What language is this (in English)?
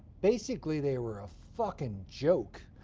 English